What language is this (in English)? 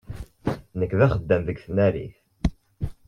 Kabyle